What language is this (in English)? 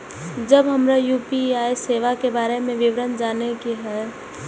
Maithili